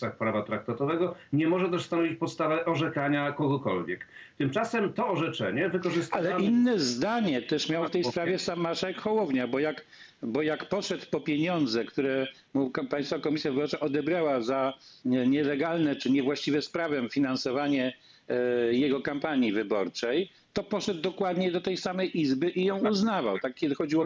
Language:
Polish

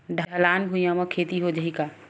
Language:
Chhattisgarhi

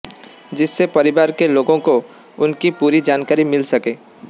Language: Hindi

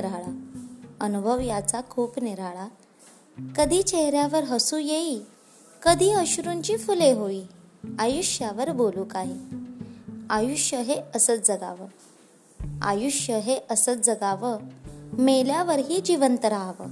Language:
Marathi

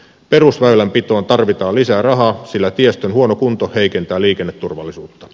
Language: Finnish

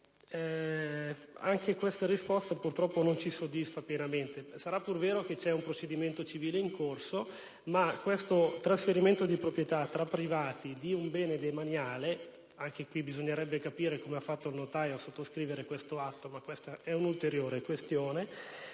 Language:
Italian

